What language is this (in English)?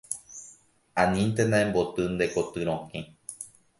Guarani